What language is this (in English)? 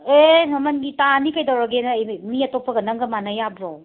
Manipuri